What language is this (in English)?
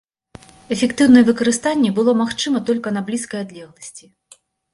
Belarusian